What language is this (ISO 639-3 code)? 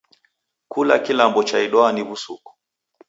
dav